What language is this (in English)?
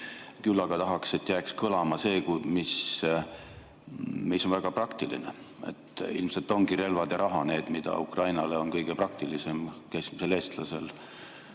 Estonian